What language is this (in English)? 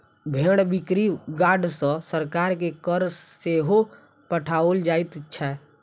Maithili